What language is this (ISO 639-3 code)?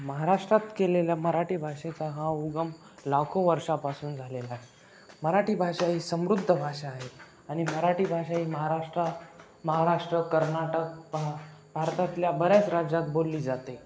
mar